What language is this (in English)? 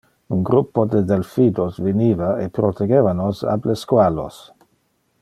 Interlingua